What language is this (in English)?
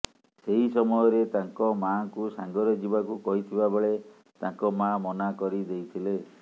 Odia